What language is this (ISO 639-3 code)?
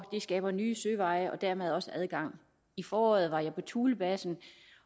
dan